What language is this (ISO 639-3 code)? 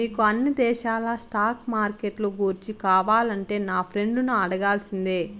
tel